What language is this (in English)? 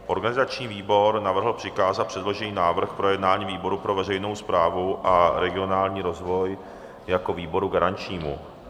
Czech